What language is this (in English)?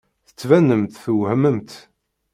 Kabyle